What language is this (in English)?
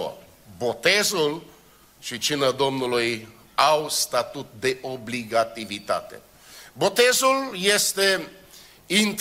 Romanian